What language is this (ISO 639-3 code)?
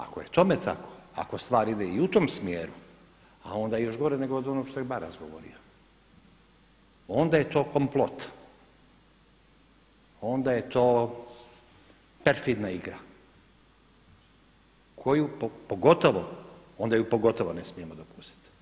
hrv